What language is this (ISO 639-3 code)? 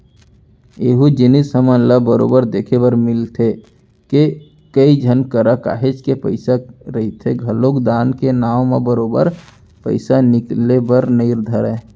hne